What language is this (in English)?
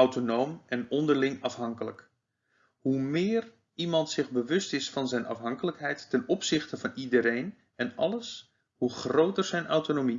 Dutch